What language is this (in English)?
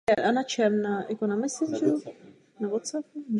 Czech